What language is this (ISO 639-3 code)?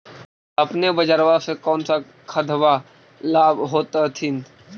mag